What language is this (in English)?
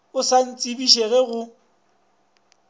Northern Sotho